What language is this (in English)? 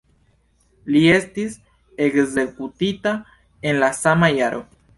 Esperanto